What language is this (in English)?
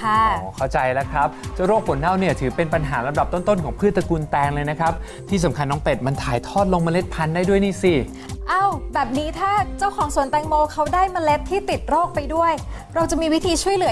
Thai